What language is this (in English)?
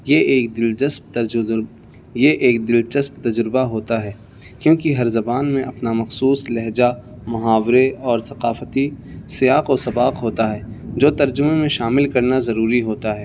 Urdu